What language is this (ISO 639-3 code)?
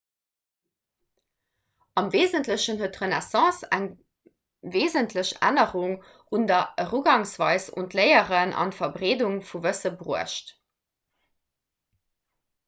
ltz